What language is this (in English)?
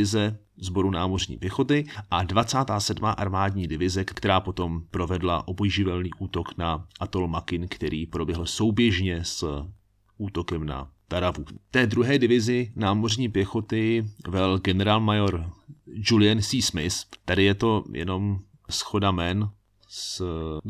Czech